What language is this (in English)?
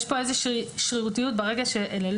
Hebrew